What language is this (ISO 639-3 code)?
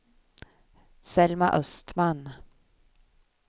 swe